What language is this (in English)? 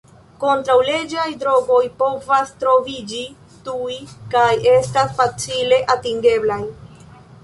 Esperanto